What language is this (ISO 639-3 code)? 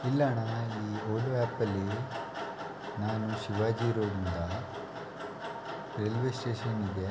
kan